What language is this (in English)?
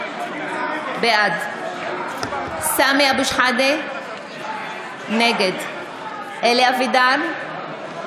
Hebrew